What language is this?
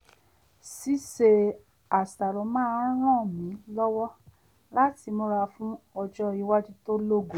Yoruba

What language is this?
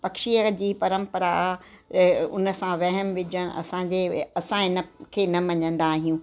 Sindhi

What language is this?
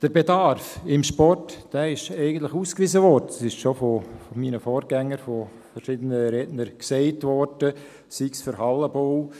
Swiss German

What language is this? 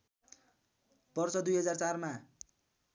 Nepali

